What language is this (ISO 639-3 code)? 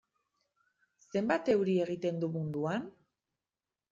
eus